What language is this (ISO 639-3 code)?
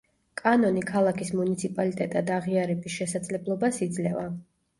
kat